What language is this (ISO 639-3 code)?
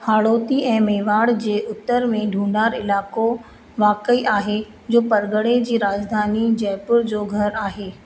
snd